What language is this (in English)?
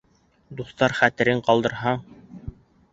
Bashkir